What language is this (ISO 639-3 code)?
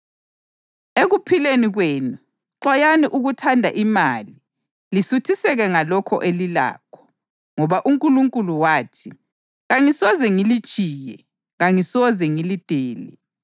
nde